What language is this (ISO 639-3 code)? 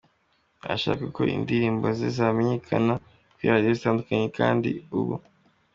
kin